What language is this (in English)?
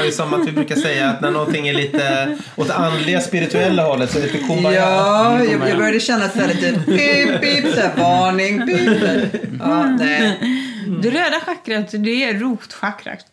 Swedish